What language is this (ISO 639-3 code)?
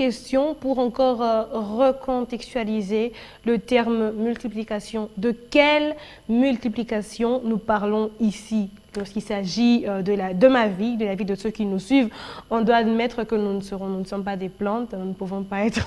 fra